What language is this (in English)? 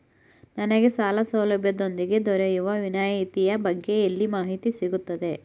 Kannada